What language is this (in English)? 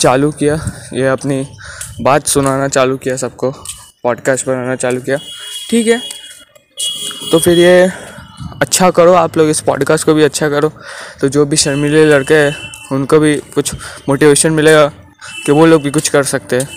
Hindi